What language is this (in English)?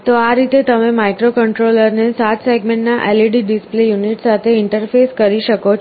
Gujarati